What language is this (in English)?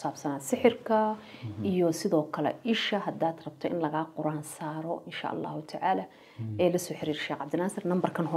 Arabic